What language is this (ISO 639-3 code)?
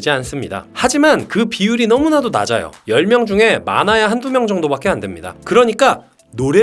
kor